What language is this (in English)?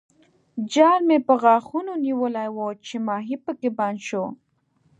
Pashto